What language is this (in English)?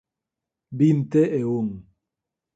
Galician